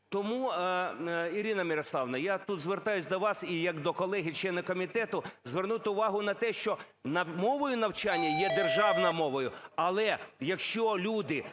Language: Ukrainian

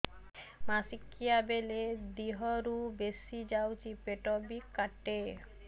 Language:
Odia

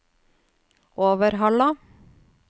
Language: Norwegian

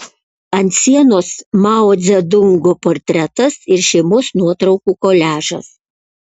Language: Lithuanian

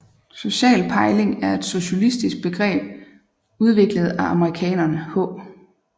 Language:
Danish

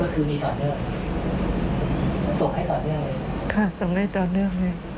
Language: Thai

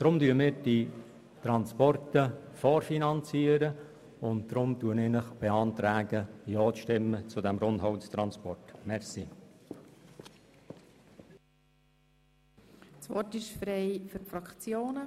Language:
Swiss German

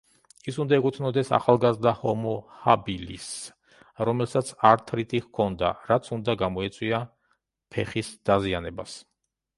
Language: Georgian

